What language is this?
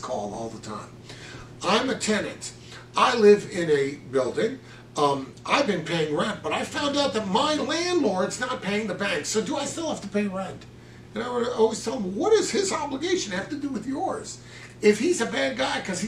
English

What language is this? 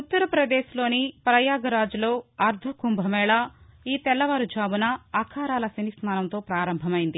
Telugu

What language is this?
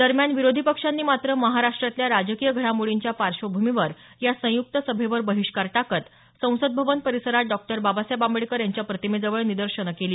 Marathi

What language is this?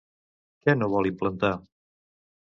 Catalan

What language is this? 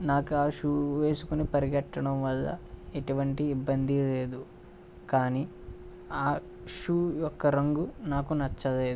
Telugu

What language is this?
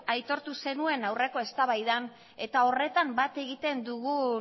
Basque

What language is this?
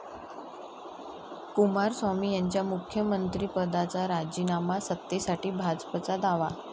Marathi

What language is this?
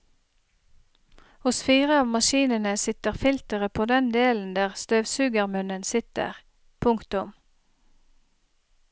Norwegian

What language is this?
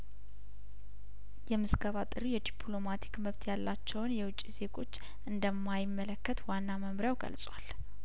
Amharic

